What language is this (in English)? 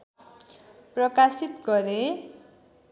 Nepali